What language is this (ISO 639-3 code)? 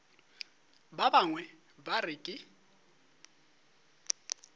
nso